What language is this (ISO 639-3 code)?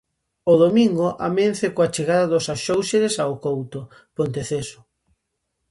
glg